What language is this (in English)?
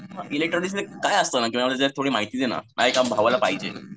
Marathi